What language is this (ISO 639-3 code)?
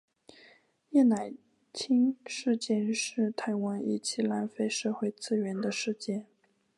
zho